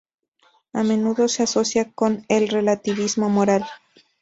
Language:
Spanish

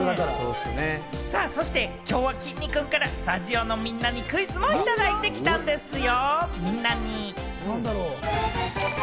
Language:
Japanese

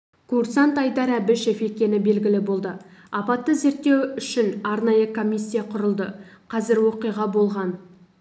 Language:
Kazakh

